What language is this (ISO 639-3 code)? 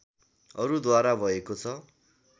nep